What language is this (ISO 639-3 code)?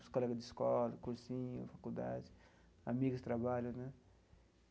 por